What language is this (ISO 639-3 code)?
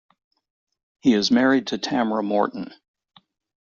eng